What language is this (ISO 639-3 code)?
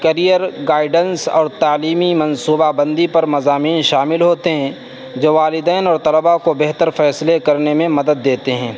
urd